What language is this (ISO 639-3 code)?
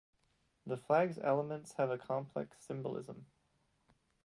eng